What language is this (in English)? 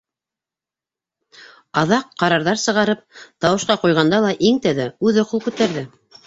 Bashkir